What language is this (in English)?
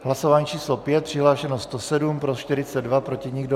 Czech